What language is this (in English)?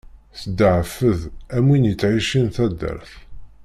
Kabyle